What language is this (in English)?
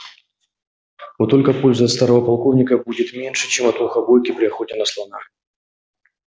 Russian